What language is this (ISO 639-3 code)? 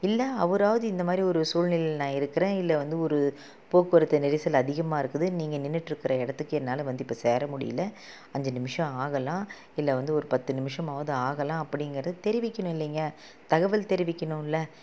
tam